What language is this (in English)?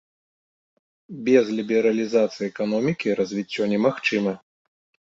Belarusian